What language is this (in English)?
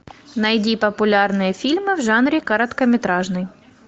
Russian